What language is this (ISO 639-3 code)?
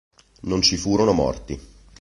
ita